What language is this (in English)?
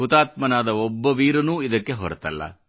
Kannada